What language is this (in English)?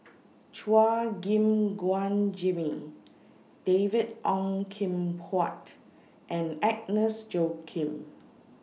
English